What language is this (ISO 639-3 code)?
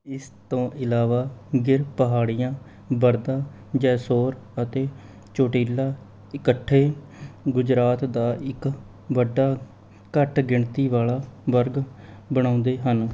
pan